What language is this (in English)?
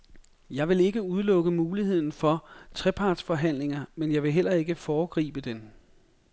Danish